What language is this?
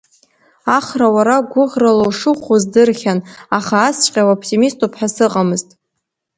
Abkhazian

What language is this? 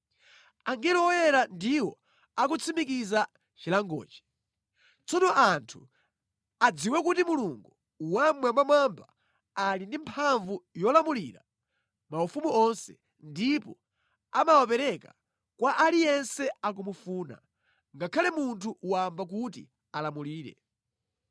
Nyanja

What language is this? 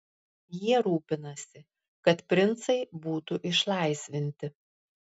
Lithuanian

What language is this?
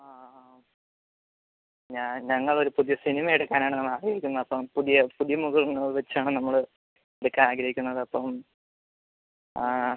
Malayalam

